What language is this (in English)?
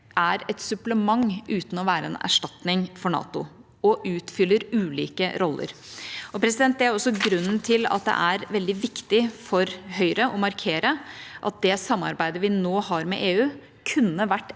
Norwegian